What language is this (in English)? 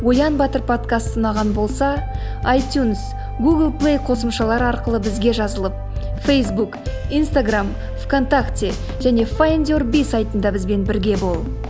Kazakh